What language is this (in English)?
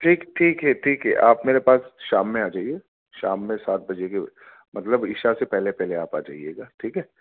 Urdu